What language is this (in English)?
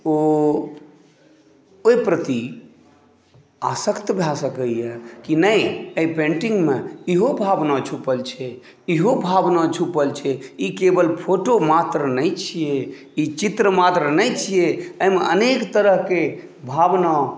Maithili